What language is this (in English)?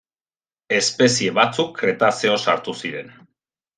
Basque